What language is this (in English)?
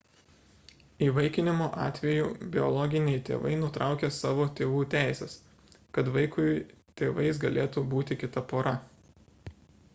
Lithuanian